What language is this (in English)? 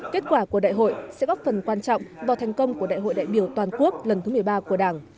Vietnamese